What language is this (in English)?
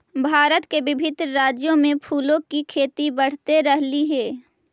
Magahi